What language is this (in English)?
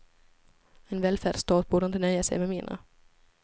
Swedish